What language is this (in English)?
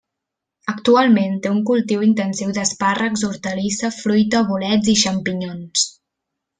Catalan